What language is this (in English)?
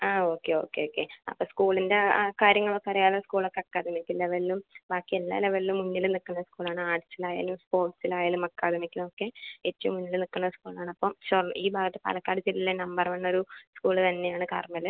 Malayalam